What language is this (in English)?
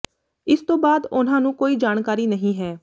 Punjabi